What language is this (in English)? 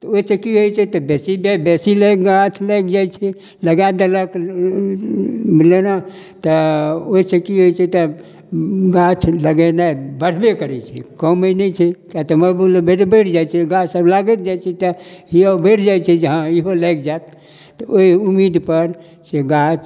Maithili